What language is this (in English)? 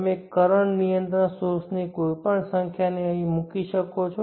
Gujarati